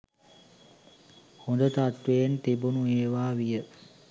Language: Sinhala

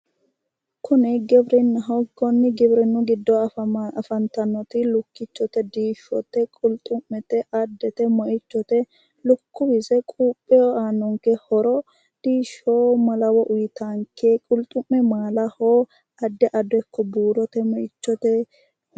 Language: Sidamo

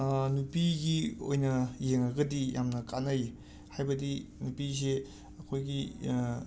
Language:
Manipuri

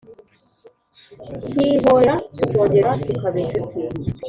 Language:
Kinyarwanda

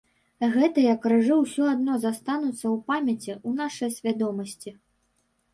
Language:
Belarusian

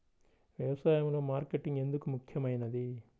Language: Telugu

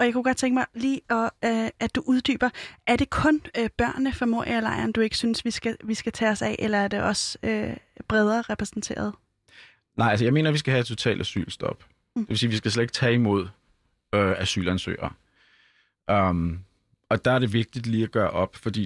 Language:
Danish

